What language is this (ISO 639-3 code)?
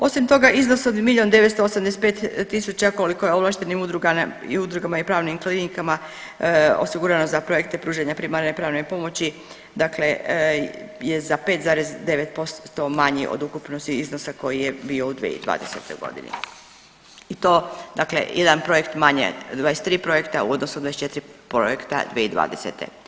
hrv